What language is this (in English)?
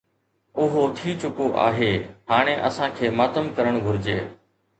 Sindhi